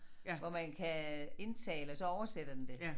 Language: Danish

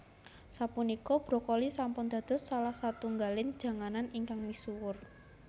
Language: Javanese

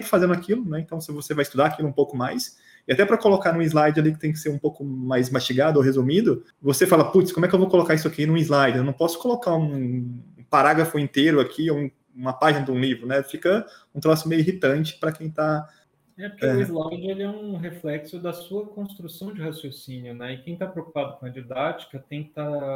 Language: Portuguese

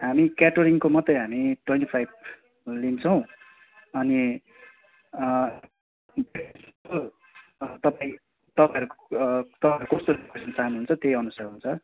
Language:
Nepali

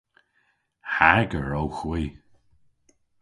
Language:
Cornish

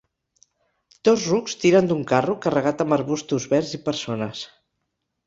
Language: Catalan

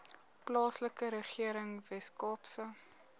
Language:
Afrikaans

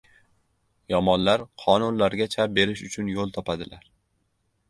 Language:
Uzbek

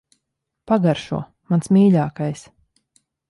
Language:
Latvian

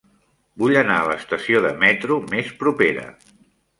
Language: Catalan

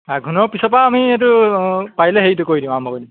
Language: Assamese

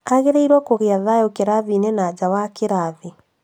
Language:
Kikuyu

